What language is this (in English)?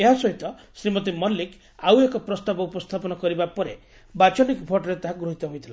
Odia